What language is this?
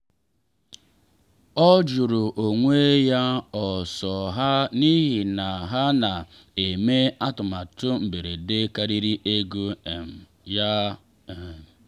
Igbo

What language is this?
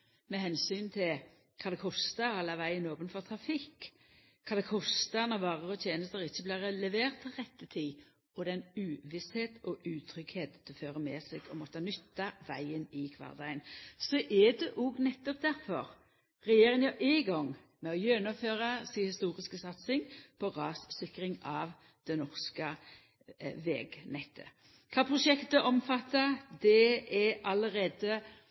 Norwegian Nynorsk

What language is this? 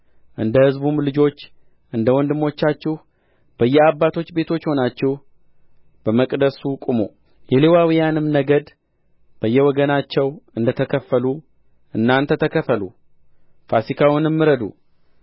Amharic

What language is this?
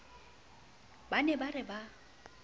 Southern Sotho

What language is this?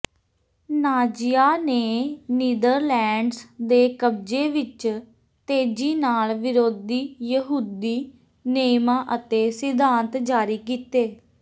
Punjabi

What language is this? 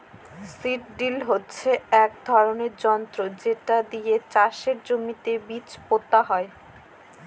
Bangla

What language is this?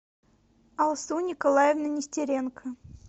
Russian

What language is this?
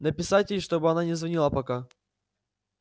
Russian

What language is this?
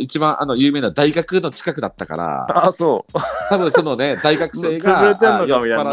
Japanese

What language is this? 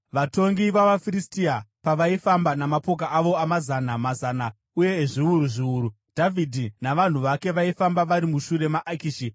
Shona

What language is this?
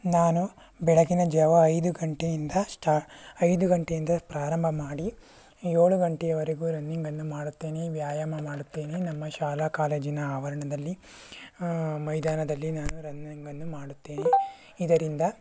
Kannada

